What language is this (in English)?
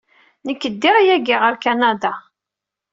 Kabyle